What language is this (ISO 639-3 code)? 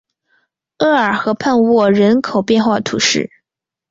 zho